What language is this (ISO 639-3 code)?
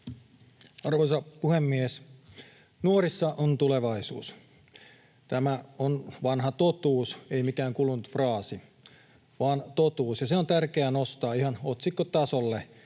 fin